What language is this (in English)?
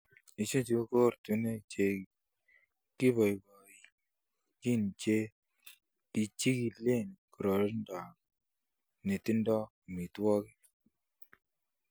Kalenjin